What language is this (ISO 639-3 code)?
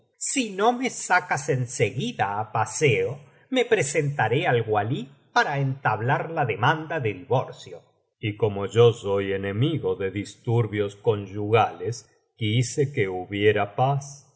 spa